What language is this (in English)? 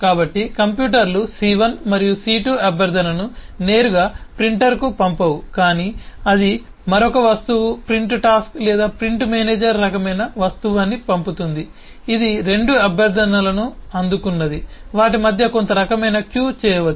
Telugu